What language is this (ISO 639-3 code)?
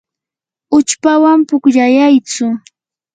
qur